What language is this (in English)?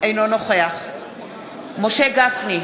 Hebrew